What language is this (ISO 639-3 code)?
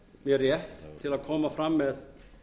isl